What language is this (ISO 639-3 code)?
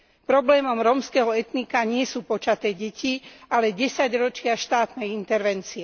slk